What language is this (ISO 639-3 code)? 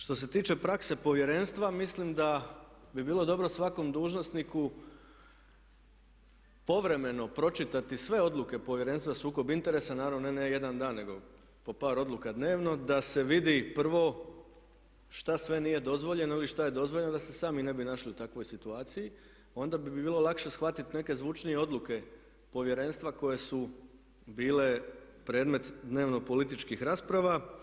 hrv